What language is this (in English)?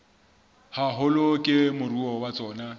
Southern Sotho